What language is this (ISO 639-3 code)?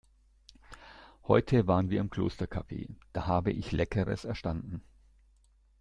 deu